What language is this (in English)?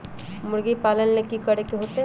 Magahi